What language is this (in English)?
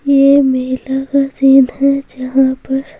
Hindi